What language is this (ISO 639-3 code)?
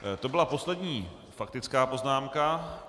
ces